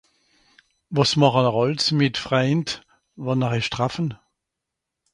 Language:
Swiss German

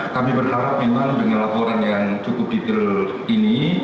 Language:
Indonesian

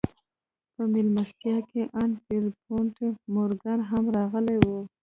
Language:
Pashto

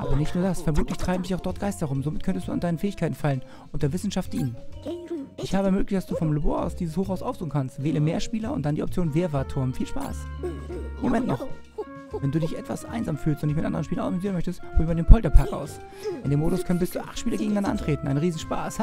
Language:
German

